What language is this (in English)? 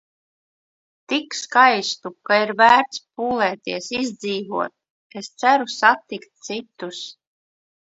Latvian